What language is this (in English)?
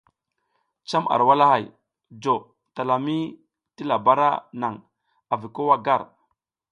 South Giziga